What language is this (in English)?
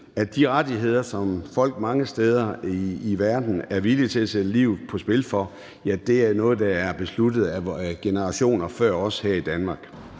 Danish